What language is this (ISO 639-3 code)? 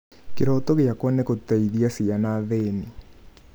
kik